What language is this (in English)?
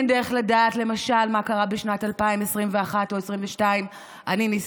Hebrew